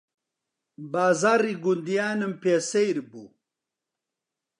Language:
Central Kurdish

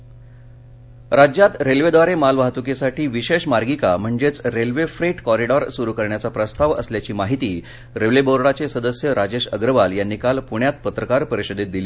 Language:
Marathi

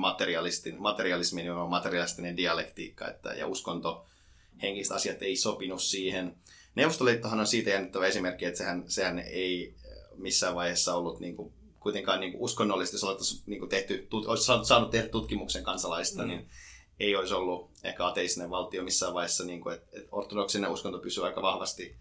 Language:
Finnish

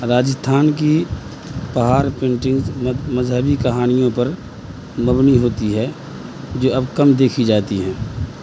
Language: Urdu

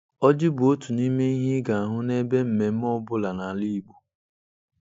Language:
Igbo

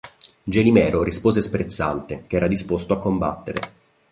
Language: Italian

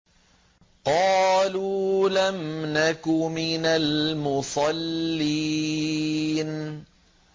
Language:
Arabic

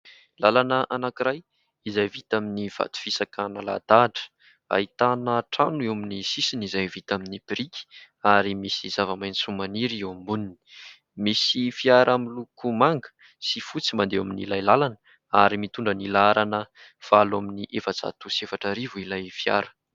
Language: Malagasy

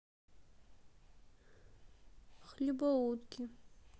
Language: Russian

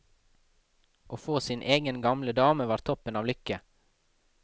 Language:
Norwegian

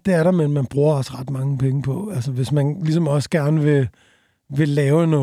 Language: Danish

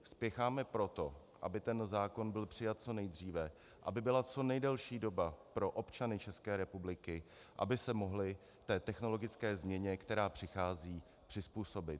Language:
Czech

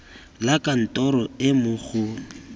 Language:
Tswana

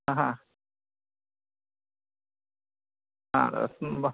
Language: Sanskrit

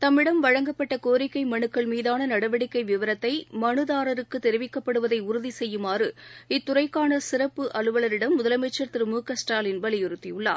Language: Tamil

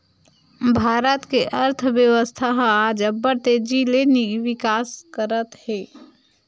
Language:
Chhattisgarhi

